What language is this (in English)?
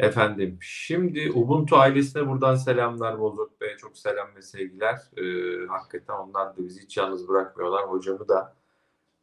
Turkish